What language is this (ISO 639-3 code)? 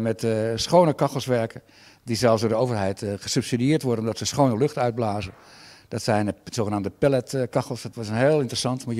nld